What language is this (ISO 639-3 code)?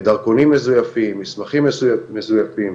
heb